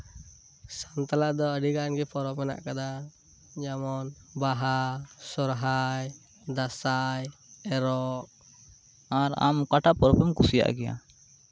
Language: Santali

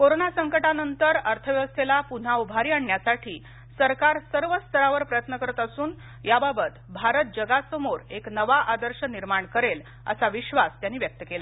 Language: Marathi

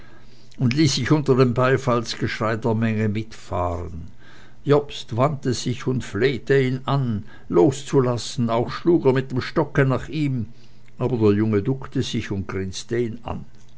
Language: German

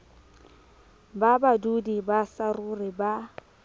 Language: Southern Sotho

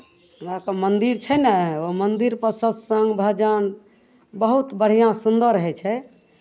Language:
Maithili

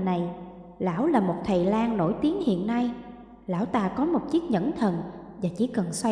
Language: Vietnamese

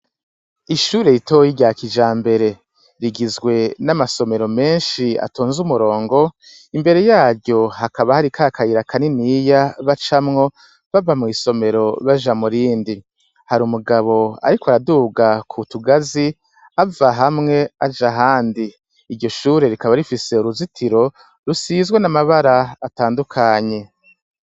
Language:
Rundi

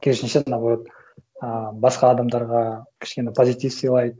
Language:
Kazakh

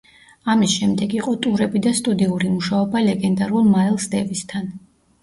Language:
Georgian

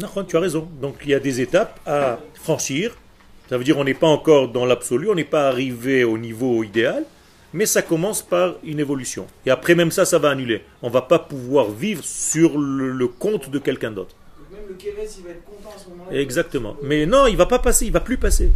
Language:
French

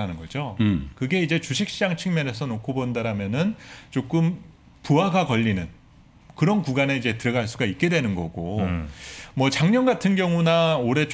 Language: Korean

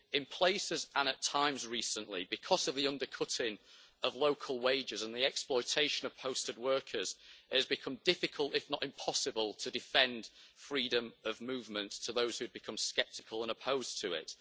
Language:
English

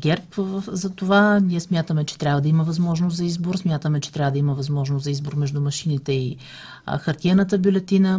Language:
Bulgarian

